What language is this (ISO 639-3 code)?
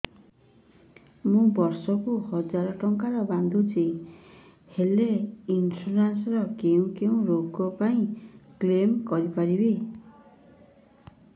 ori